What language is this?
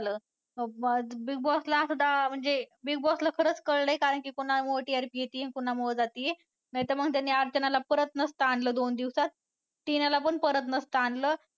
Marathi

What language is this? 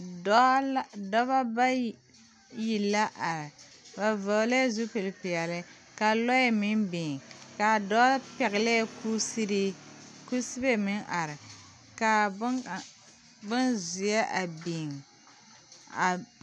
Southern Dagaare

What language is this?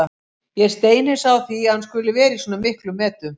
Icelandic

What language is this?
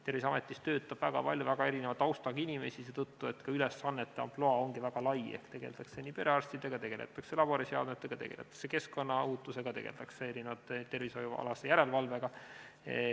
Estonian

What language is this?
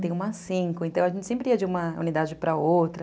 Portuguese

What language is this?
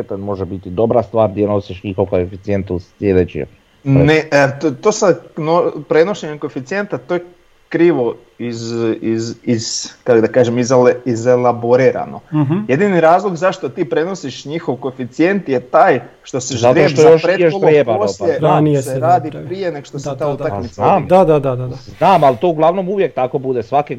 Croatian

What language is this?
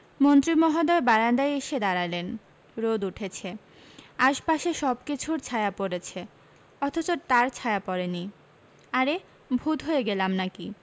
Bangla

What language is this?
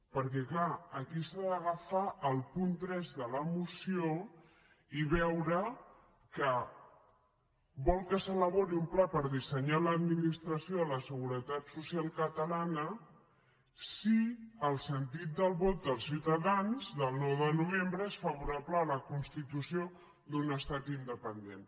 Catalan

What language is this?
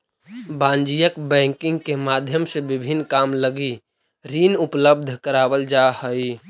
Magahi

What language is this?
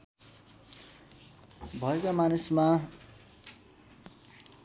Nepali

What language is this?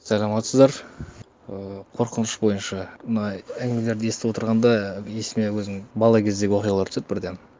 Kazakh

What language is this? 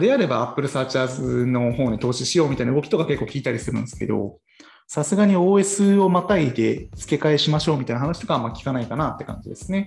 Japanese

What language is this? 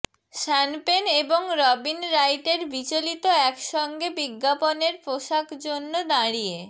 Bangla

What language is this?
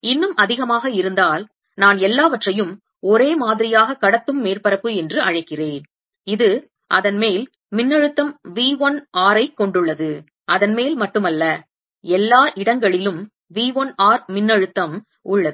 Tamil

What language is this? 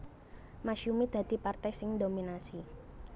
Javanese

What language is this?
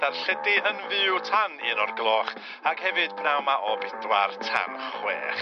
Welsh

